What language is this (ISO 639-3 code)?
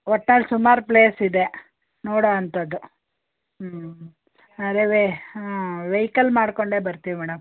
kan